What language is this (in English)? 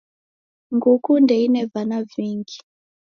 Taita